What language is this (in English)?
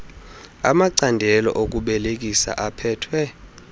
Xhosa